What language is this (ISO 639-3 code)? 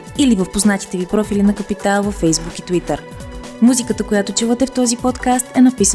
bul